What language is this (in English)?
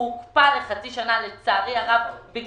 Hebrew